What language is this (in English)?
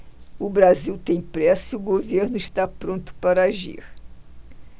Portuguese